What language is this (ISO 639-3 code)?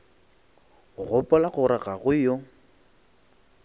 nso